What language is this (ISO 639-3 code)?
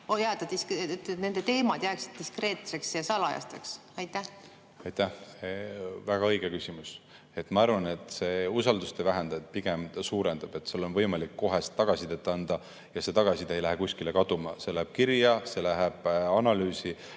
est